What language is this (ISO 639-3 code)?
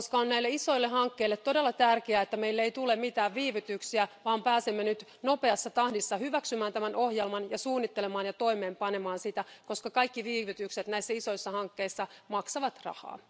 fin